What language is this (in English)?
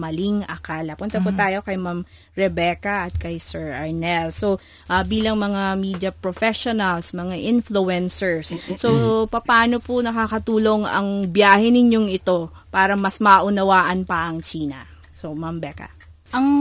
Filipino